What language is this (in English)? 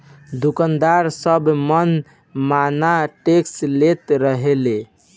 Bhojpuri